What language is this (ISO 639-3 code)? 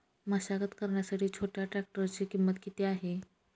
mar